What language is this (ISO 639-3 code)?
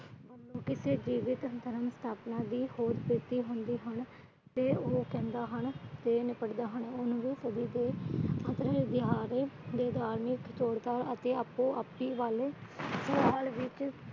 pan